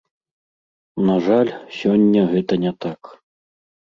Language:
Belarusian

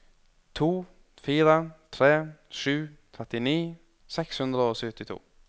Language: Norwegian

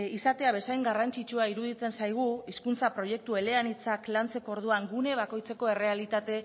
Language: Basque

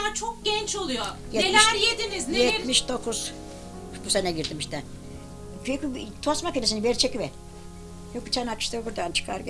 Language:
Turkish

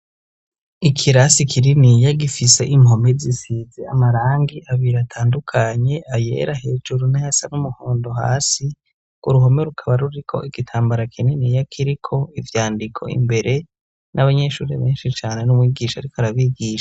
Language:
Rundi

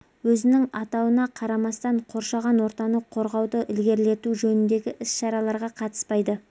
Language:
Kazakh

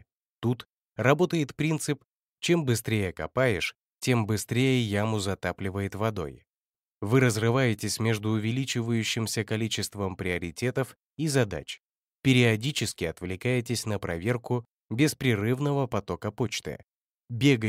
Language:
Russian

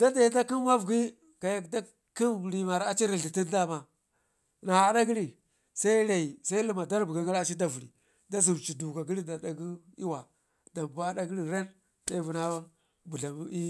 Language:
Ngizim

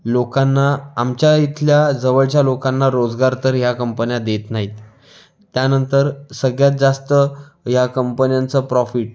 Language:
Marathi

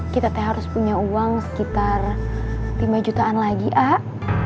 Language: Indonesian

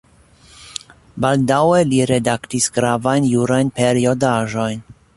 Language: Esperanto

